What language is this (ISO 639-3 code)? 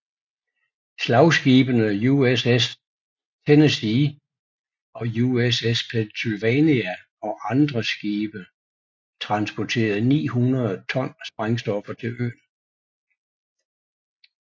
dan